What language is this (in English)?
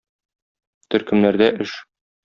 Tatar